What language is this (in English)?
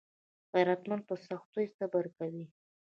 Pashto